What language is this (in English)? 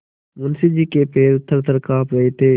Hindi